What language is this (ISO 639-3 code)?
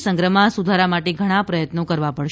guj